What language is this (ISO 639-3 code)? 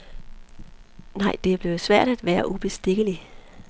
dan